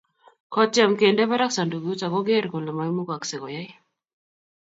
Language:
Kalenjin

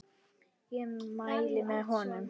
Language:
Icelandic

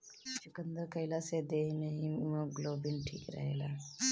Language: Bhojpuri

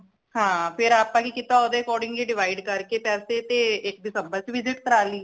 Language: Punjabi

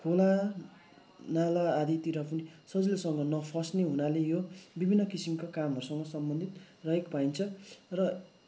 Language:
Nepali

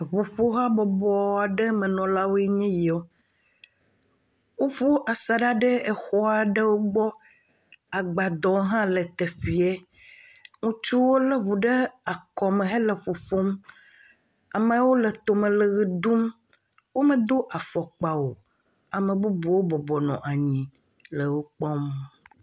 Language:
Ewe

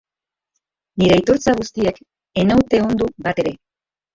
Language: Basque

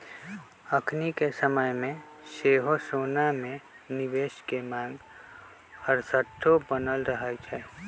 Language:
Magahi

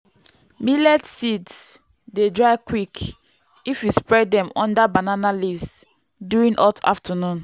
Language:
Nigerian Pidgin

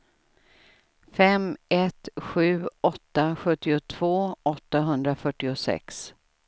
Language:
Swedish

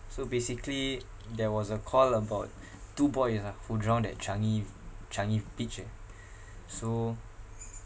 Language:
English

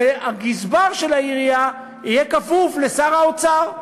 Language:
Hebrew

